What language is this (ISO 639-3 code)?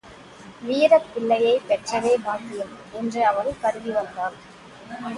tam